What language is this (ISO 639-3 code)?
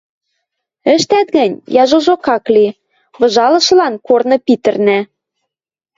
mrj